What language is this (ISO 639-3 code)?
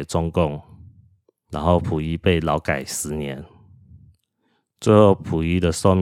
zho